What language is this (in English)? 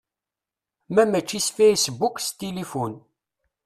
Kabyle